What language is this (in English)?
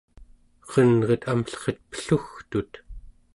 Central Yupik